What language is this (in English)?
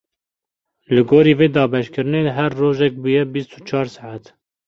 Kurdish